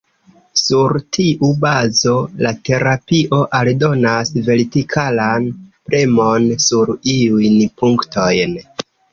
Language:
Esperanto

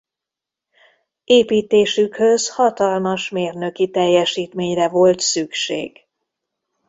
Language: Hungarian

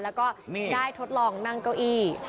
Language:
Thai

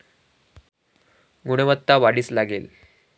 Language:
Marathi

